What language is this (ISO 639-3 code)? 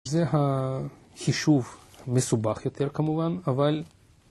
heb